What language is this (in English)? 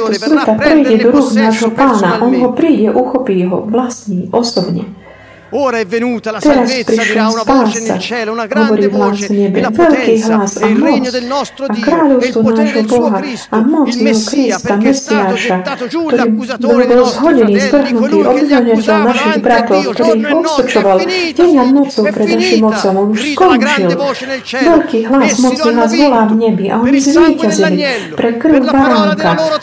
Slovak